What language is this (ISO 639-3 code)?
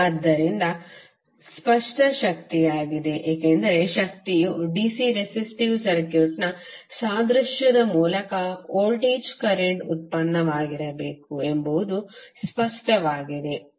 kan